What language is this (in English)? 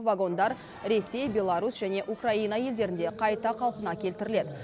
Kazakh